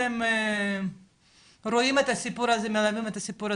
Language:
Hebrew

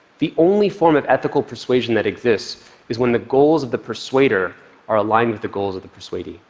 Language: English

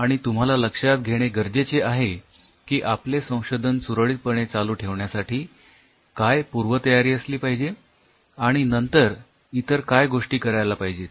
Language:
Marathi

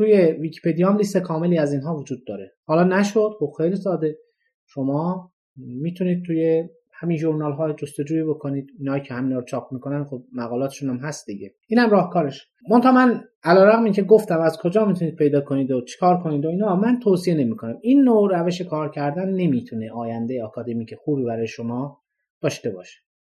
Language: Persian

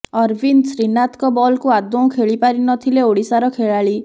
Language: Odia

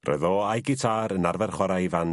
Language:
Welsh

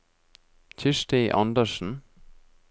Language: Norwegian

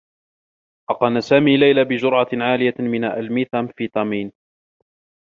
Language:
Arabic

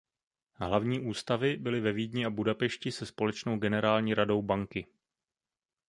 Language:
Czech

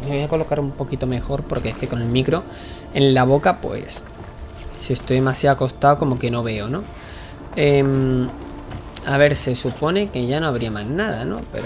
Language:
Spanish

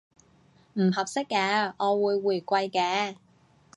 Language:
Cantonese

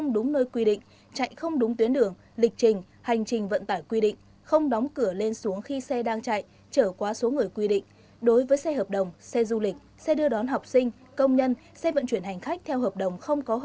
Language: Vietnamese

